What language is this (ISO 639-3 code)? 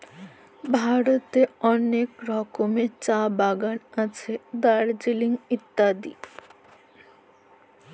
ben